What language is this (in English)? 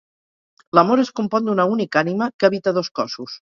Catalan